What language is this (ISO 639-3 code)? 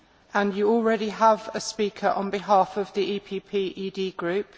eng